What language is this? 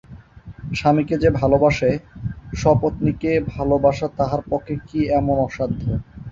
Bangla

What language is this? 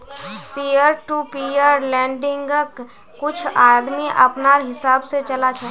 Magahi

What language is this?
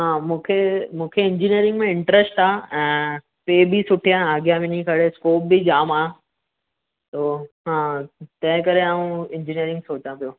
Sindhi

